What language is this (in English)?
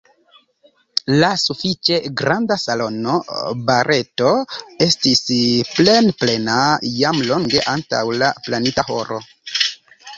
Esperanto